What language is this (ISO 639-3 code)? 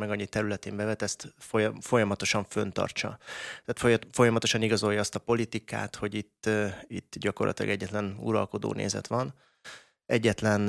hun